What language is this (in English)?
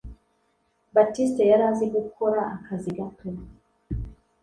Kinyarwanda